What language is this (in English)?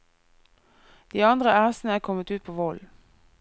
Norwegian